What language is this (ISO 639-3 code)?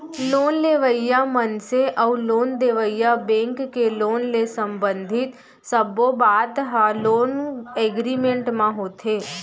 hne